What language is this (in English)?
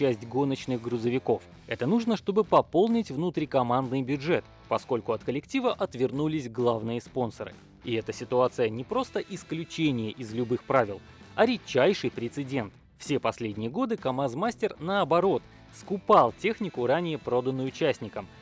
Russian